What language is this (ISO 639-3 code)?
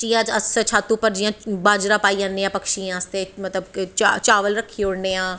doi